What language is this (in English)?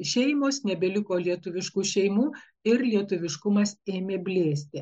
Lithuanian